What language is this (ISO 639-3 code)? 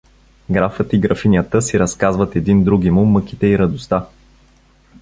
bul